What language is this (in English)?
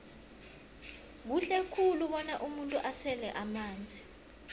South Ndebele